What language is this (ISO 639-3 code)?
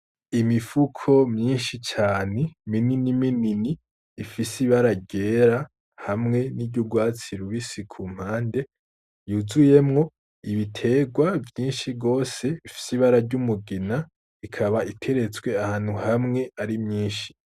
run